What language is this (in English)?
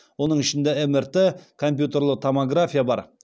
Kazakh